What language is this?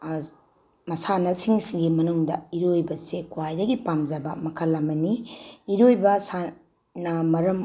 Manipuri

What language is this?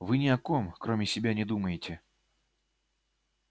Russian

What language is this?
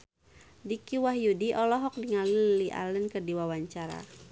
Sundanese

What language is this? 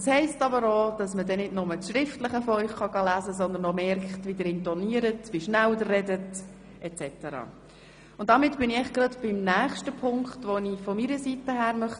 Swiss German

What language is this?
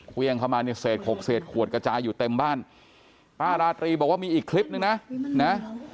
Thai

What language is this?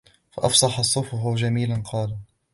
Arabic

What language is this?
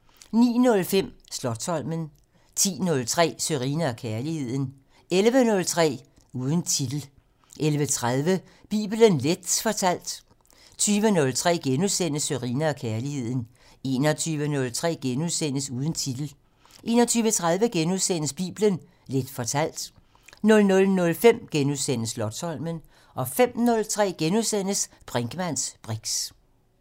Danish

